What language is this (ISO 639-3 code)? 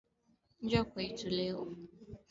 swa